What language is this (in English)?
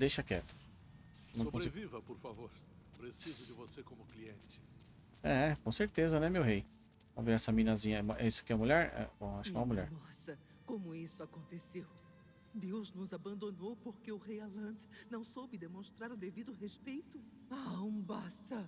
Portuguese